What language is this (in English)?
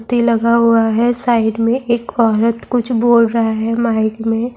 Urdu